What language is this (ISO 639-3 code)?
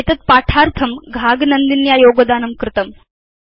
san